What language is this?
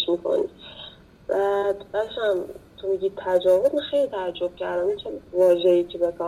Persian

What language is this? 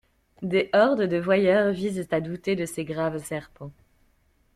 French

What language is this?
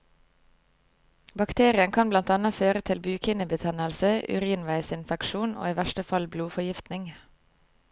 Norwegian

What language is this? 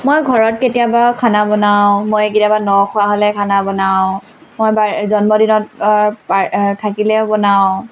Assamese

